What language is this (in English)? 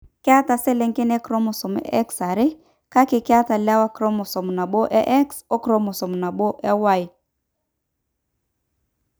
Masai